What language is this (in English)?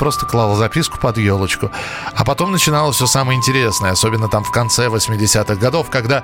Russian